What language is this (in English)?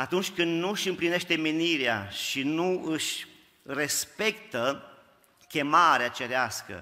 Romanian